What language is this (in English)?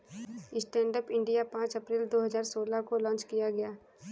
Hindi